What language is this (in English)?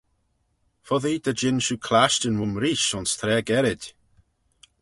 Manx